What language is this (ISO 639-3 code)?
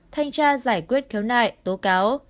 vie